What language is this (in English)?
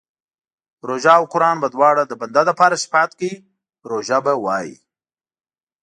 Pashto